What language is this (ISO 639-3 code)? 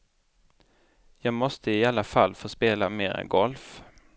swe